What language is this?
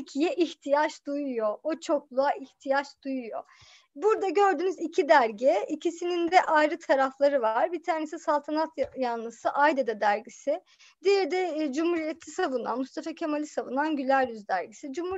Turkish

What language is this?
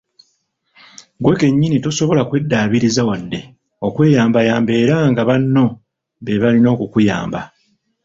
Ganda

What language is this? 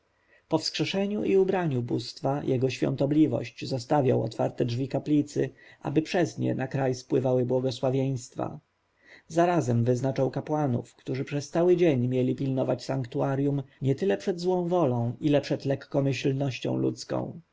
Polish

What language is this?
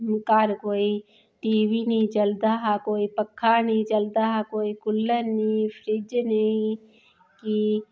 Dogri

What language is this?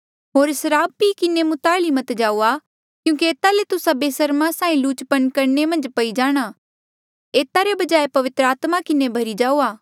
Mandeali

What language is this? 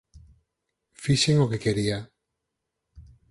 Galician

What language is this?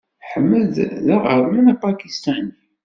Kabyle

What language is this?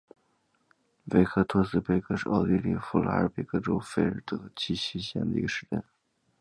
Chinese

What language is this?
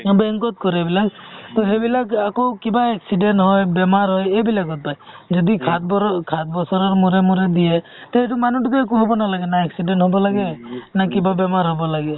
Assamese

